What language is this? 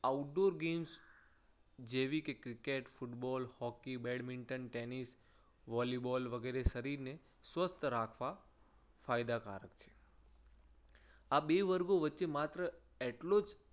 Gujarati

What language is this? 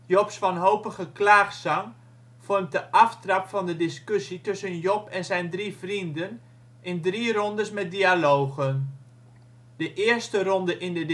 Dutch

